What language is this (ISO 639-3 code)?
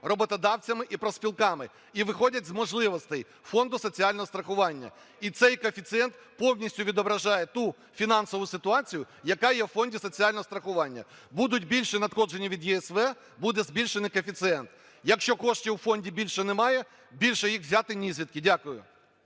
ukr